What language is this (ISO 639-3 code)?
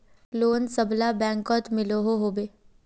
mag